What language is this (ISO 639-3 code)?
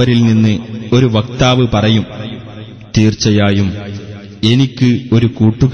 mal